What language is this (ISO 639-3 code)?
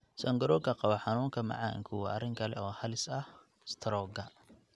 som